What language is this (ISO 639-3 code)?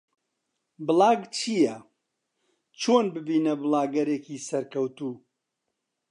ckb